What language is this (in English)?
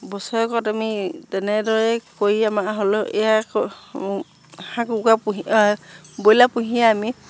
Assamese